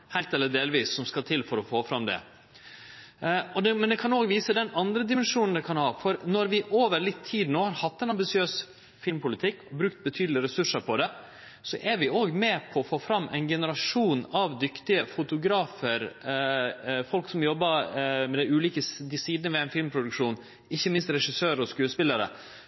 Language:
Norwegian Nynorsk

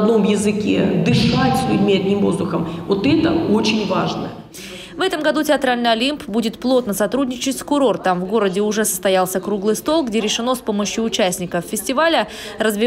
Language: Russian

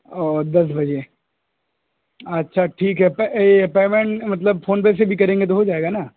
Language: Urdu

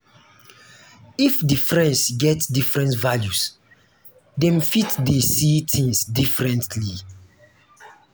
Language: Nigerian Pidgin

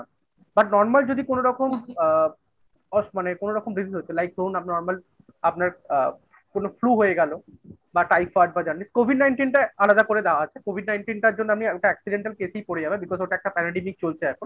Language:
Bangla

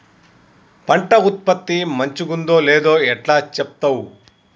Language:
Telugu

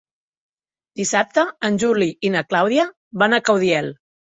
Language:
Catalan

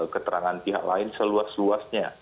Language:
Indonesian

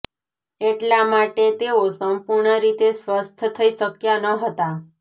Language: Gujarati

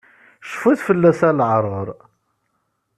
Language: Kabyle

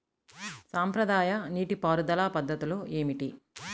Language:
Telugu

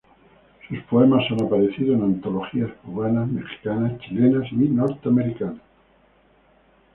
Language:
Spanish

